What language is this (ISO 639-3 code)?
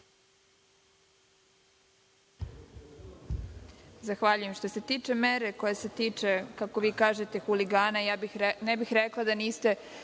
srp